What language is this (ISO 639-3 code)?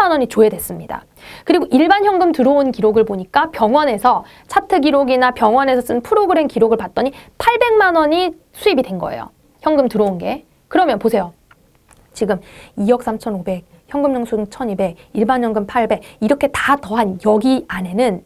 kor